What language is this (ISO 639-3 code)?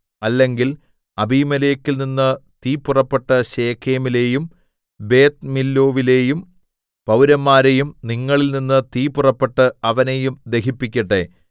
mal